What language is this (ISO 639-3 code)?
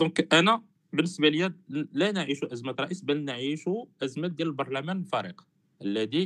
ara